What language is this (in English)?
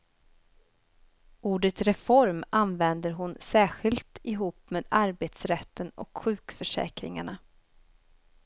Swedish